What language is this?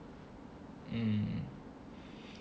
English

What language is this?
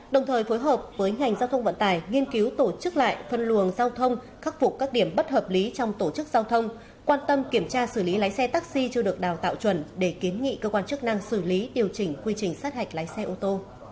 Vietnamese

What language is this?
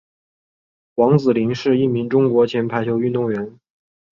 Chinese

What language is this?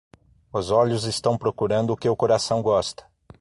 Portuguese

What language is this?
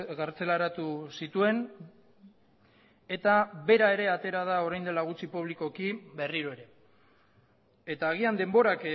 Basque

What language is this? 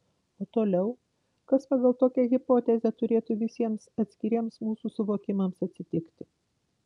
Lithuanian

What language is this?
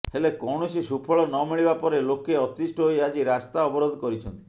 Odia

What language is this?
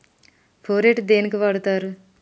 Telugu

